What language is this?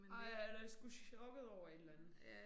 Danish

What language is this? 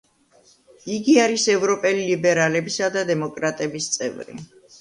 Georgian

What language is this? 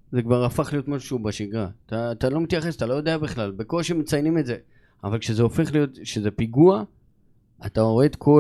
Hebrew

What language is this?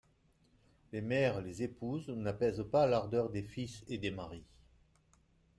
French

